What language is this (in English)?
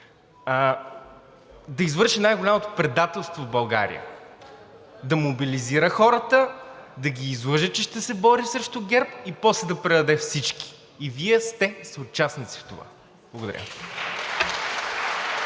Bulgarian